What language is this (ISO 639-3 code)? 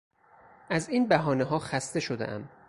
fas